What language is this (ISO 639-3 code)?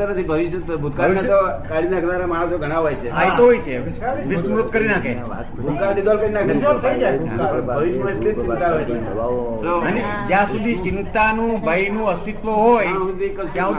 guj